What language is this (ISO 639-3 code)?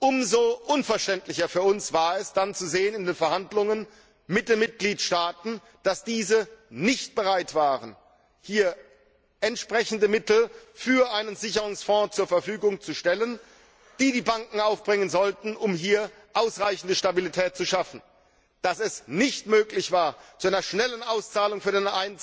deu